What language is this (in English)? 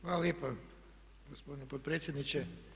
Croatian